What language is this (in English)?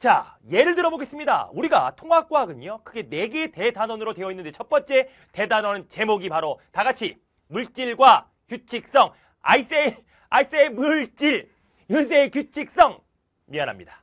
Korean